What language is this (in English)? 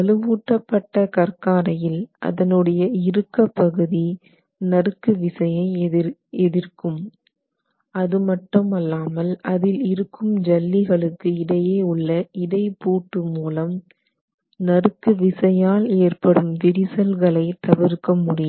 Tamil